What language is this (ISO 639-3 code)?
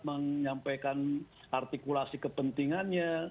ind